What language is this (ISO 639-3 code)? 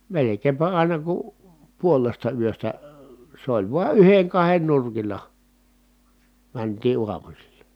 fin